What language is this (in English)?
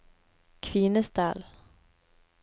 Norwegian